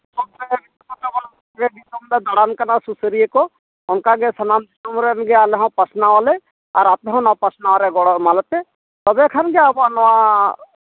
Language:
Santali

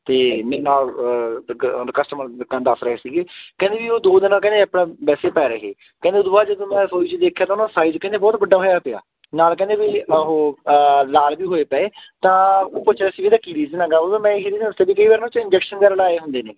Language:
Punjabi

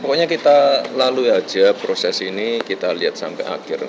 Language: Indonesian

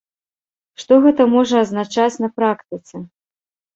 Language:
Belarusian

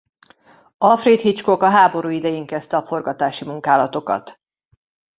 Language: Hungarian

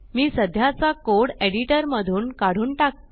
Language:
Marathi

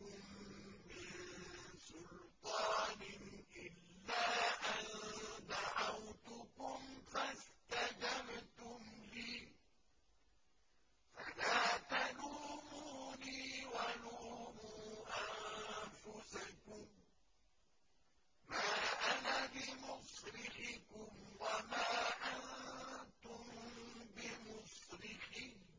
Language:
Arabic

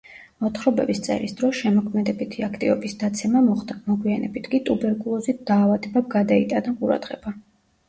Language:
Georgian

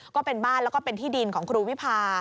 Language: Thai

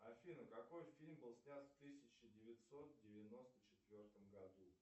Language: Russian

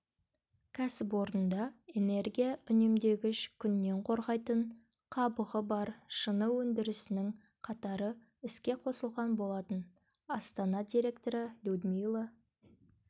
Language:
Kazakh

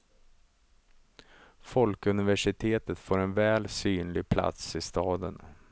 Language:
Swedish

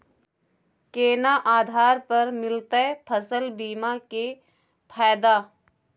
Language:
Maithili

